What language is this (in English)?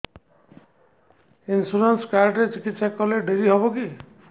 Odia